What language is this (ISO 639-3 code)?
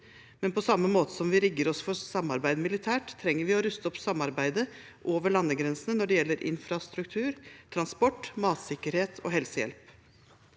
nor